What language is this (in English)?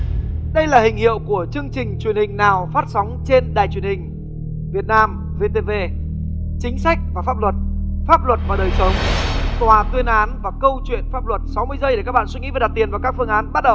Vietnamese